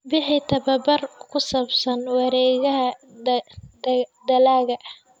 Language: Somali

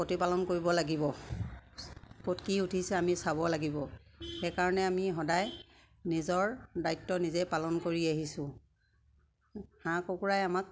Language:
Assamese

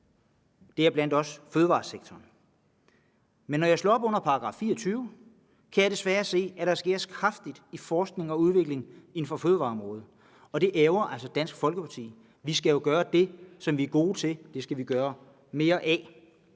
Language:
Danish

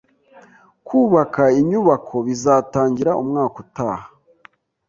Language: Kinyarwanda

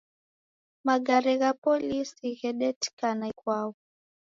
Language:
Taita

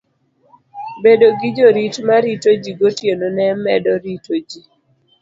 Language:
Luo (Kenya and Tanzania)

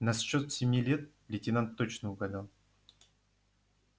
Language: Russian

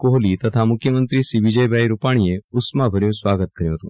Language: Gujarati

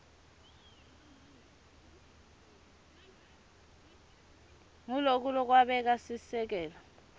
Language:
Swati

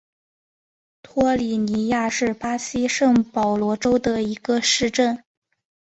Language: Chinese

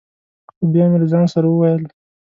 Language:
Pashto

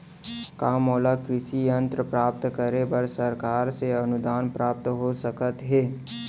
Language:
Chhattisgarhi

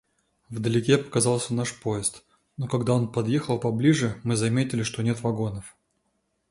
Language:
Russian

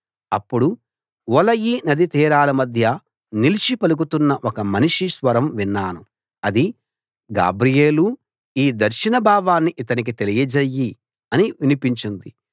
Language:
Telugu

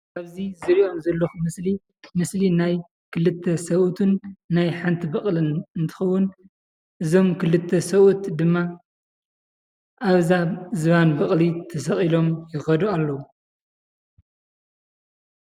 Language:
Tigrinya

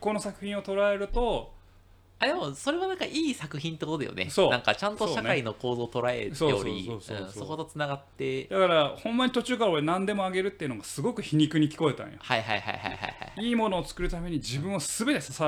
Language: Japanese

